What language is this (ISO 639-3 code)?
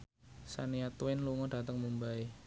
jav